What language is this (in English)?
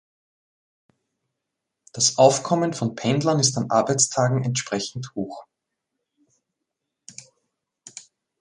German